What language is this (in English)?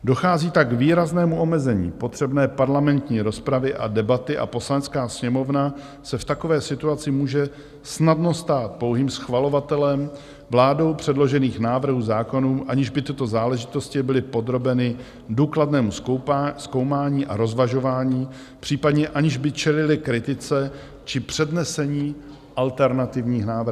Czech